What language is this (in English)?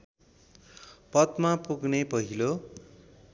Nepali